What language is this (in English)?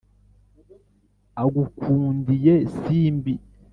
Kinyarwanda